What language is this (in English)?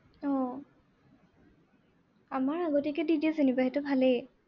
Assamese